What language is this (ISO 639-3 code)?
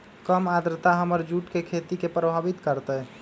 mag